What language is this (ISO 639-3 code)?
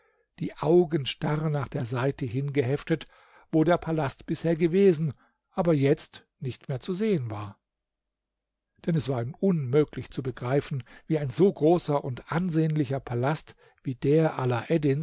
deu